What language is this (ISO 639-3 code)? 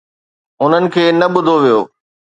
snd